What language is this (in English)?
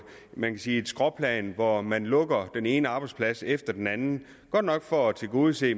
Danish